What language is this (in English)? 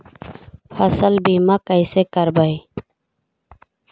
Magahi